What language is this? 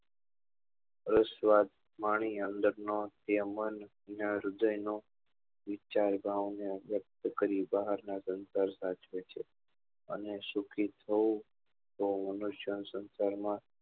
Gujarati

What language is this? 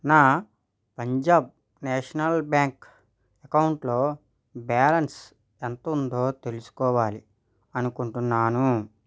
Telugu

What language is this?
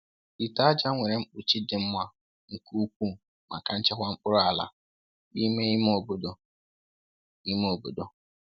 Igbo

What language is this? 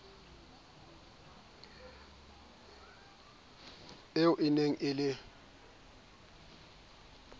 Southern Sotho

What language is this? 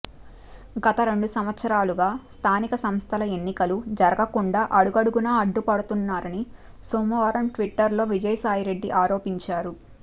Telugu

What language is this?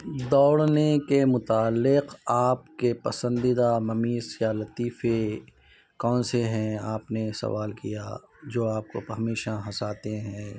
Urdu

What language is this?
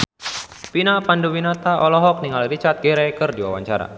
Sundanese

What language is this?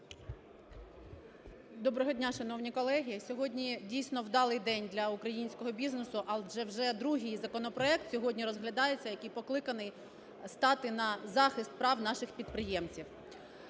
Ukrainian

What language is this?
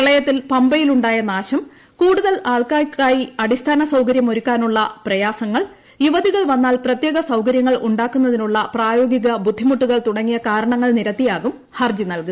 Malayalam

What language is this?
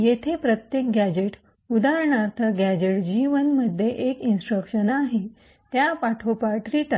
Marathi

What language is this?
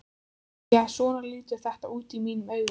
Icelandic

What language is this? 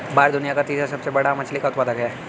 Hindi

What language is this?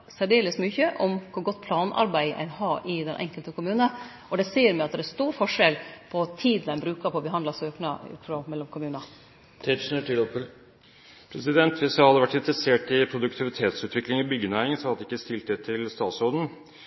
Norwegian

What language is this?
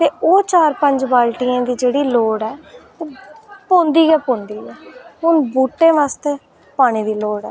Dogri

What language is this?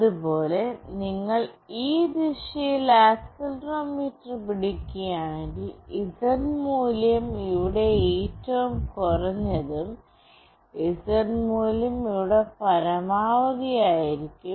Malayalam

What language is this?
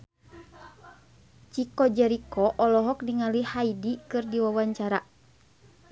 Sundanese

